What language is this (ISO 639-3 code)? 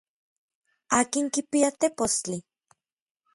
nlv